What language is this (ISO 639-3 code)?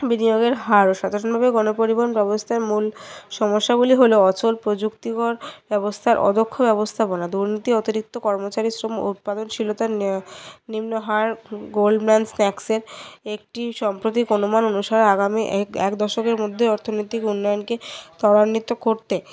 ben